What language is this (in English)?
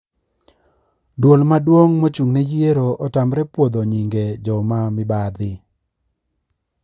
Luo (Kenya and Tanzania)